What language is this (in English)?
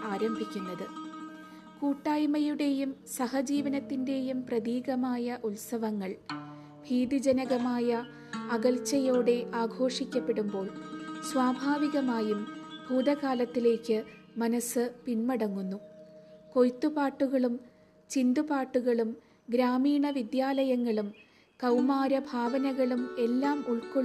Malayalam